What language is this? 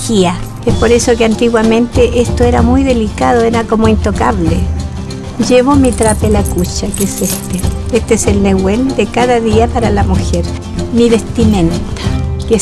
Spanish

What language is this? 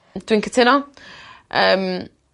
Welsh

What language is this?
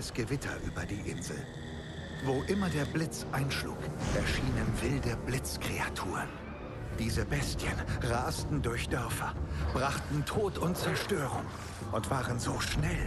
German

